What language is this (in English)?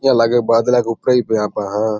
Rajasthani